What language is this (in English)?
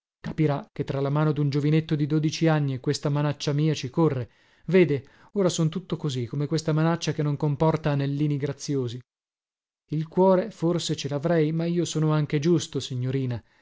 Italian